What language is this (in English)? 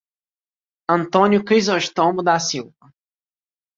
Portuguese